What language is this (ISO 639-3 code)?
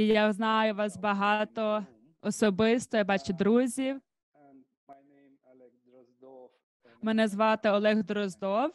ukr